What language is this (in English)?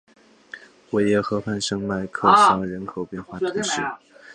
Chinese